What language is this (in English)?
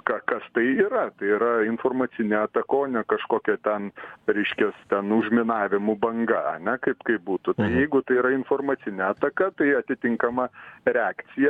Lithuanian